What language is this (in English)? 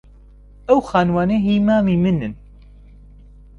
Central Kurdish